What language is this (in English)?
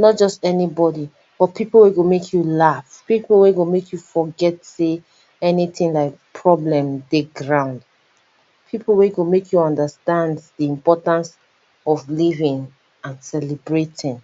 Nigerian Pidgin